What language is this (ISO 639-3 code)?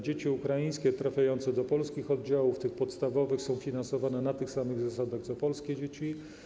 pol